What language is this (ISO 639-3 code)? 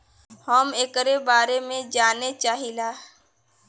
bho